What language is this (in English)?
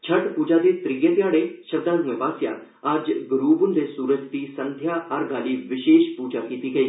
Dogri